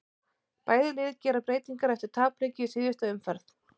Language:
Icelandic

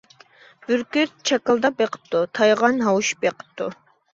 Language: Uyghur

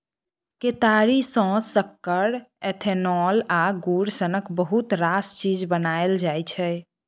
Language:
Maithili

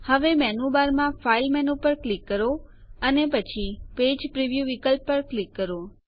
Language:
Gujarati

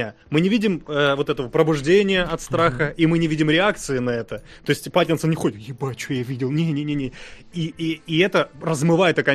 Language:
Russian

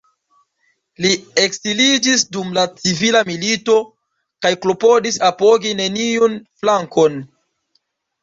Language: Esperanto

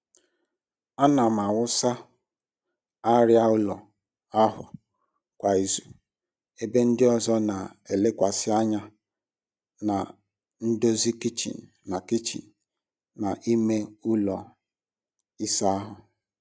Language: Igbo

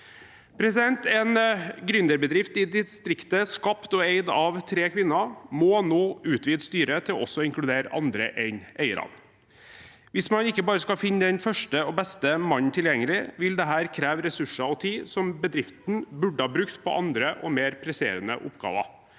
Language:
Norwegian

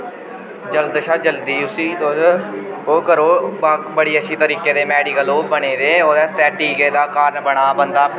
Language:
Dogri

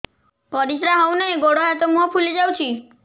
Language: Odia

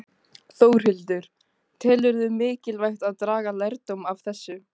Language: Icelandic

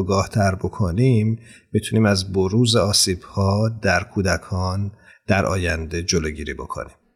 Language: Persian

